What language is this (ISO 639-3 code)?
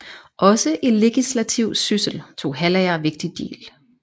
dan